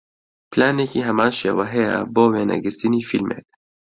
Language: Central Kurdish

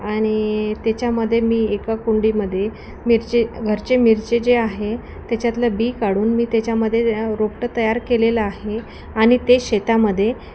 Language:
Marathi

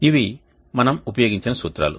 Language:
Telugu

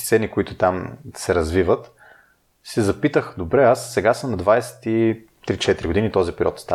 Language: Bulgarian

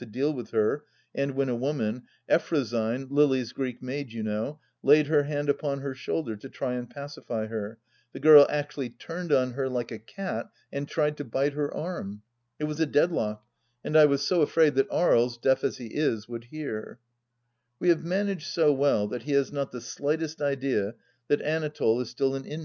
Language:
English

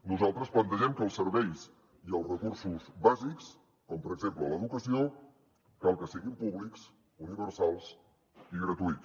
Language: Catalan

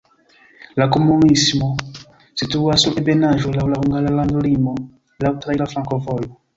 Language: Esperanto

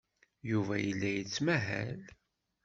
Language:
Kabyle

